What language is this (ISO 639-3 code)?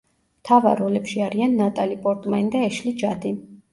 kat